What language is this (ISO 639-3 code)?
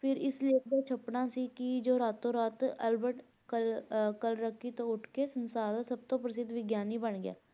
pan